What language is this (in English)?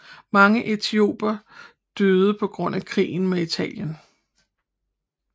Danish